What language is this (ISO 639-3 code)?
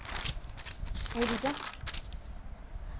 doi